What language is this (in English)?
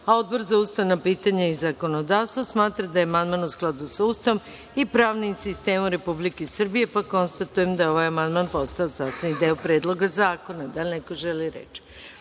Serbian